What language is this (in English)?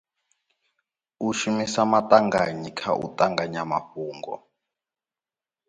Venda